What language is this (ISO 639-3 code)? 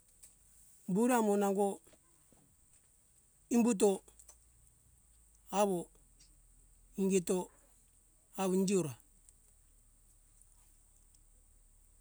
hkk